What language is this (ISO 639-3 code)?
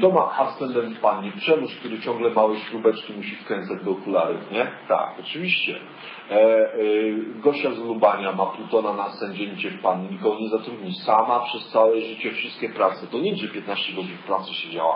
pol